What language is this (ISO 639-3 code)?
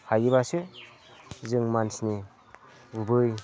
brx